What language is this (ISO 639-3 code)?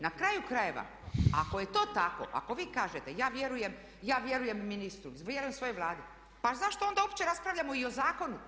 hrv